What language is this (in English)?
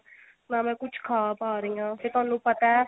Punjabi